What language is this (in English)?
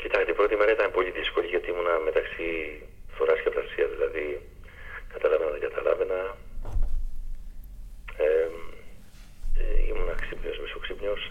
Greek